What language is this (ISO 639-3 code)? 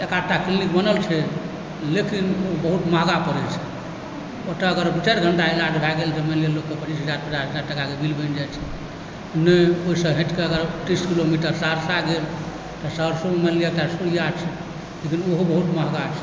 mai